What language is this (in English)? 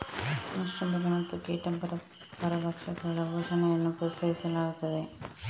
Kannada